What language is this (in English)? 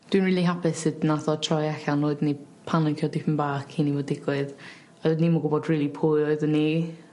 Welsh